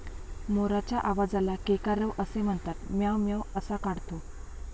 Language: Marathi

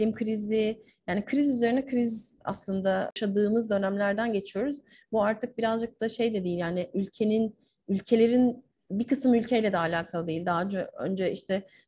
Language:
Turkish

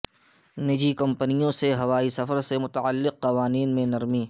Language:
Urdu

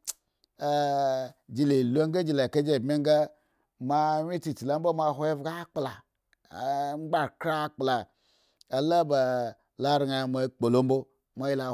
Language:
Eggon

